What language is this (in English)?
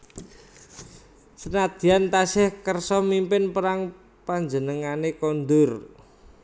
Javanese